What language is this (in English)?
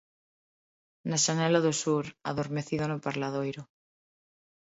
Galician